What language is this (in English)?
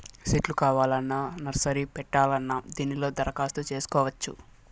Telugu